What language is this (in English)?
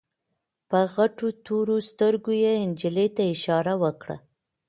Pashto